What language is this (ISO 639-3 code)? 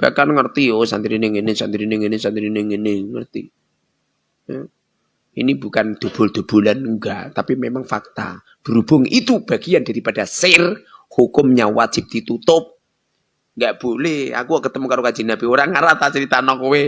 ind